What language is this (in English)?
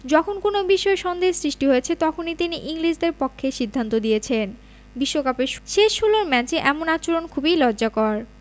Bangla